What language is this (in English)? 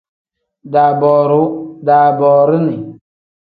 Tem